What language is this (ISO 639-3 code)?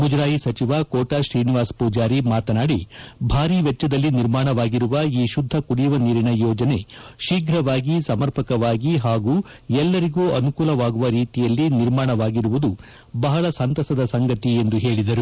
kan